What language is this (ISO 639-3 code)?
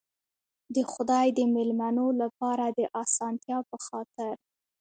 pus